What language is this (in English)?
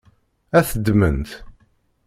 Kabyle